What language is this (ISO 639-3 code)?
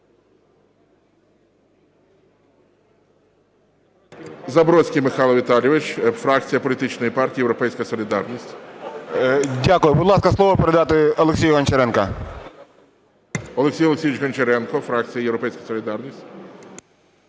ukr